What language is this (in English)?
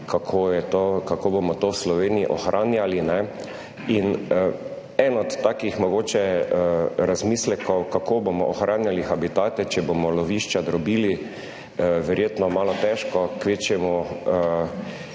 Slovenian